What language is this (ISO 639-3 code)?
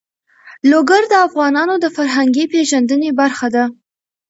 pus